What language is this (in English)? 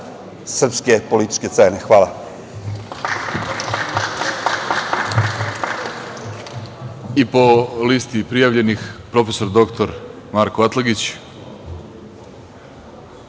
Serbian